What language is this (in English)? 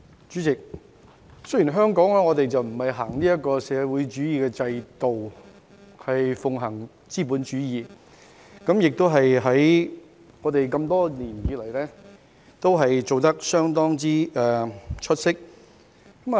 Cantonese